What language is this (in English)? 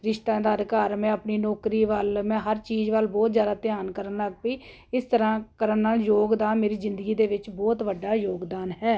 Punjabi